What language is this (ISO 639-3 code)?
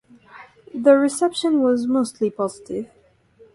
eng